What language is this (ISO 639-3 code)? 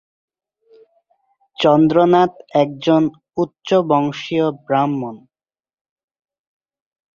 ben